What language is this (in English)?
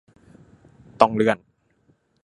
Thai